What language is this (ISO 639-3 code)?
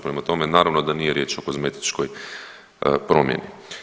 hrv